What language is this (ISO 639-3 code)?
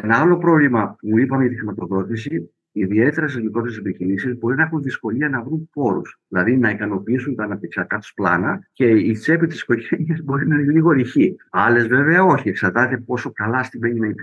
ell